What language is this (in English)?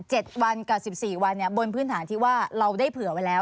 Thai